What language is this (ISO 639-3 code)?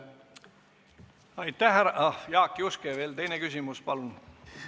est